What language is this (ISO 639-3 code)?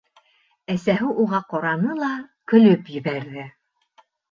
bak